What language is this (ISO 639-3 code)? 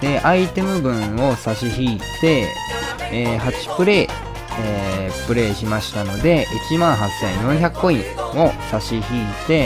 jpn